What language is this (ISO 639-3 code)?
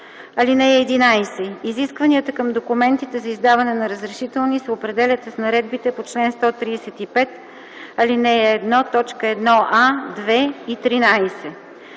bul